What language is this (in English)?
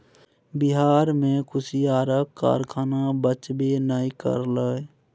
Maithili